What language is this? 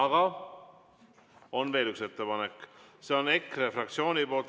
Estonian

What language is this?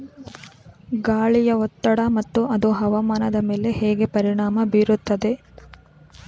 Kannada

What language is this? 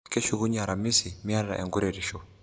Masai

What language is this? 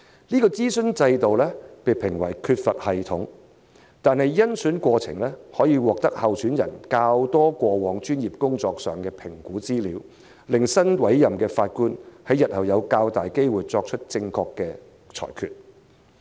Cantonese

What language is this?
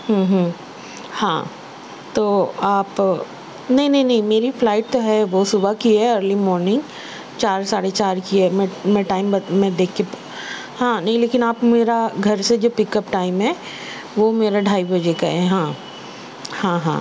Urdu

